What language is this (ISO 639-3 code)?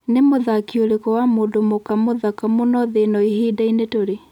kik